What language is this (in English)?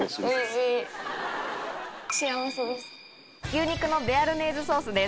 Japanese